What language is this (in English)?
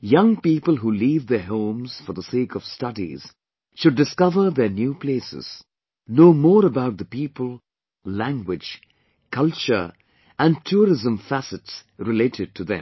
English